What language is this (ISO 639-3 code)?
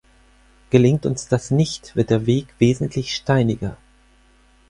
deu